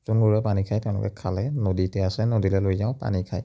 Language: Assamese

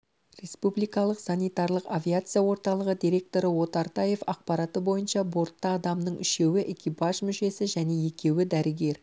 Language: Kazakh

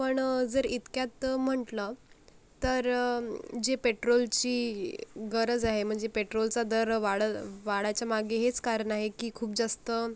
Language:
Marathi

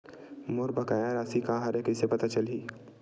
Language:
Chhattisgarhi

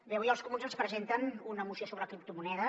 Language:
Catalan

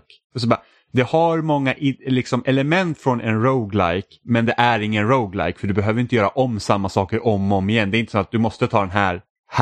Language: Swedish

